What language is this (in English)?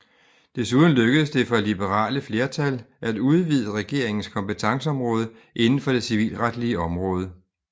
Danish